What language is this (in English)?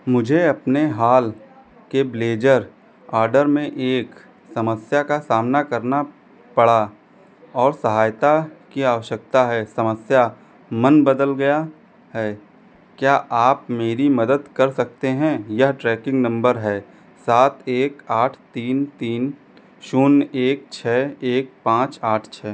Hindi